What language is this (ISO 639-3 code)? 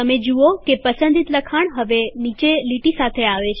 guj